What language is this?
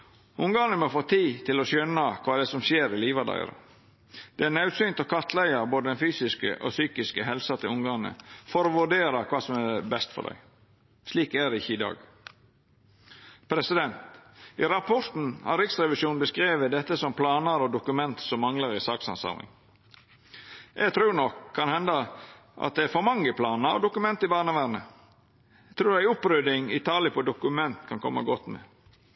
Norwegian Nynorsk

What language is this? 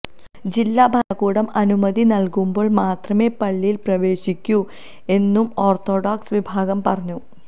Malayalam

